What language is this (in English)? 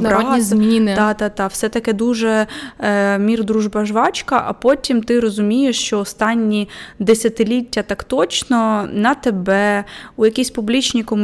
Ukrainian